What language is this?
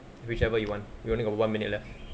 English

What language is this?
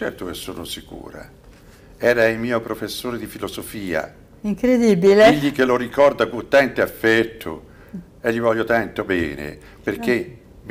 Italian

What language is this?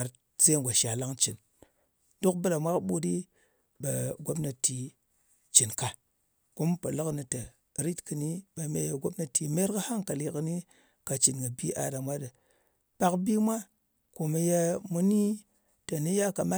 Ngas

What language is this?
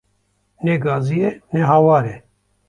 Kurdish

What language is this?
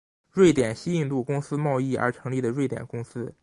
Chinese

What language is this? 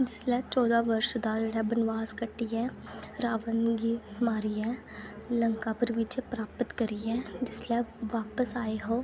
Dogri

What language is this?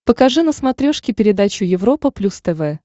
Russian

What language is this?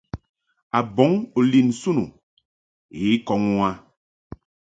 Mungaka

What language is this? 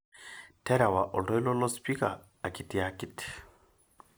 Masai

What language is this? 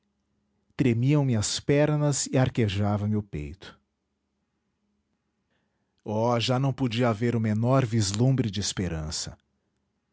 Portuguese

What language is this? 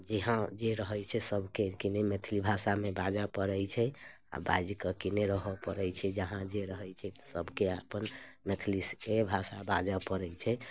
Maithili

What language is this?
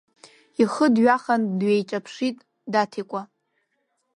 Abkhazian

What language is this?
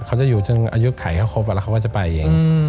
Thai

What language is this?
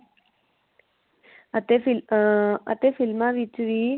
Punjabi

